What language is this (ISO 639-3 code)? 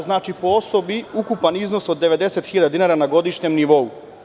srp